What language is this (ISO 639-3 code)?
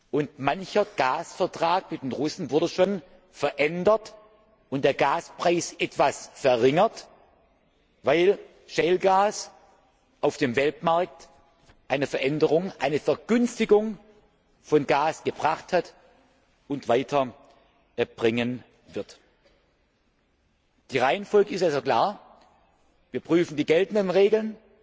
deu